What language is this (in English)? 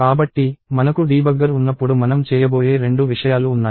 Telugu